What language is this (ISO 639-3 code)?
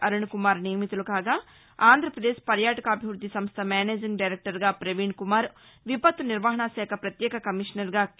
tel